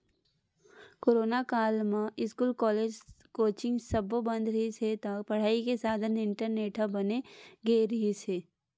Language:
Chhattisgarhi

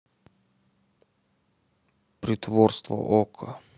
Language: Russian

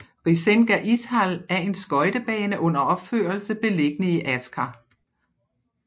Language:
Danish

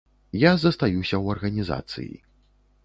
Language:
Belarusian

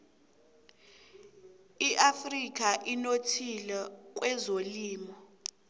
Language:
South Ndebele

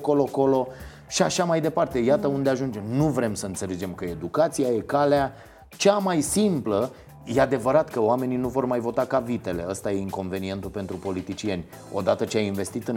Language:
Romanian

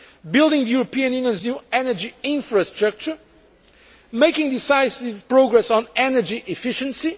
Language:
English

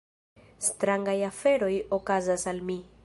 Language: Esperanto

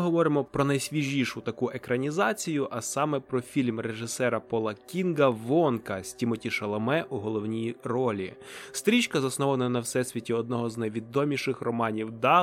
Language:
Ukrainian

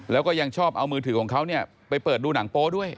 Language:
Thai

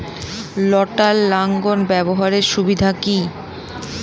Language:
Bangla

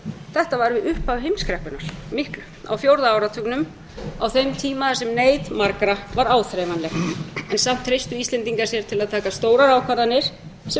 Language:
Icelandic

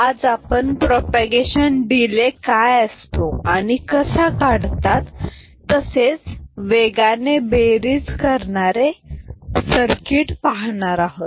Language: Marathi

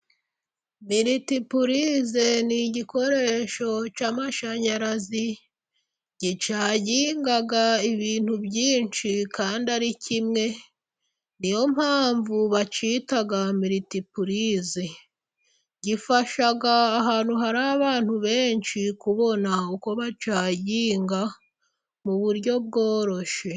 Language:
Kinyarwanda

